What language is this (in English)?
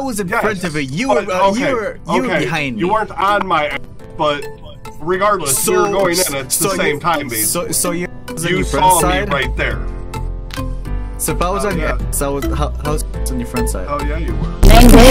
English